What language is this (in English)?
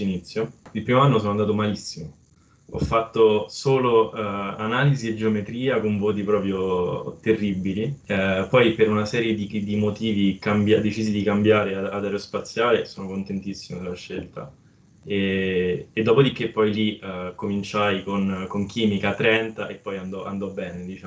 Italian